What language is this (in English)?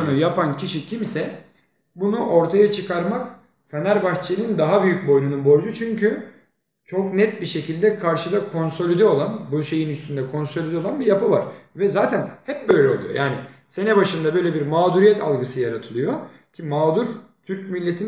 Turkish